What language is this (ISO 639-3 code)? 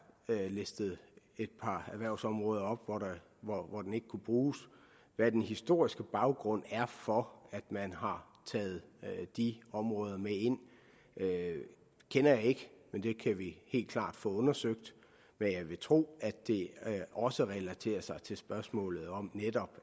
dan